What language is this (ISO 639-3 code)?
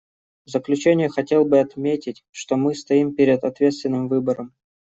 rus